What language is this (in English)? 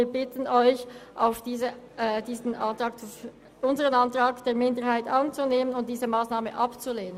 Swiss German